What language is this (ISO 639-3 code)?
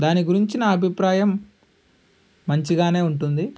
tel